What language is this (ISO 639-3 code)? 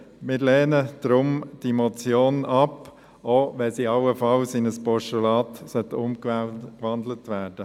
gsw